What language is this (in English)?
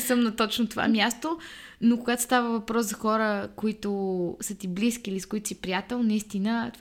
Bulgarian